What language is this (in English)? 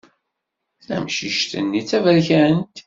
Kabyle